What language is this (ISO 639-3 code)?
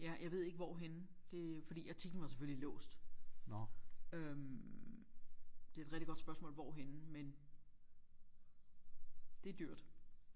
dan